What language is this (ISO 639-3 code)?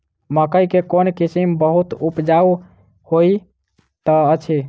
mai